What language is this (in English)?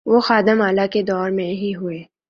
Urdu